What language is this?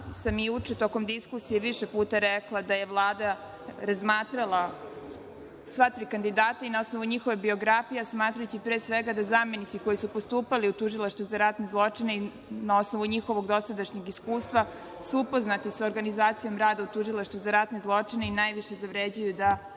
Serbian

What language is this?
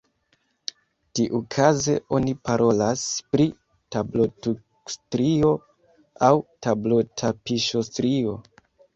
Esperanto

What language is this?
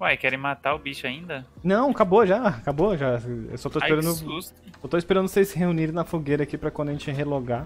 Portuguese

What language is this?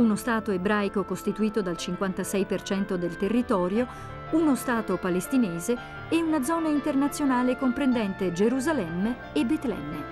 Italian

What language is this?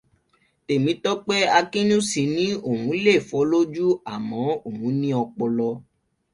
Yoruba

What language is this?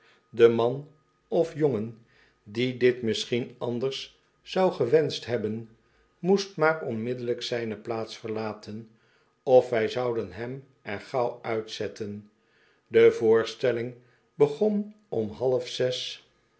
Dutch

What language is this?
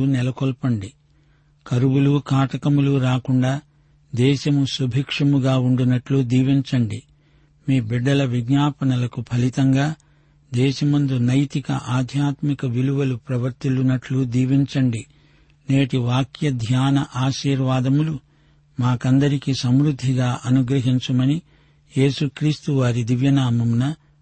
Telugu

